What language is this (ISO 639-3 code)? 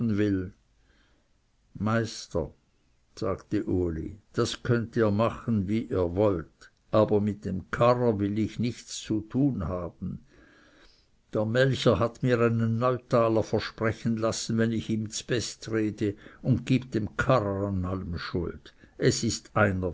deu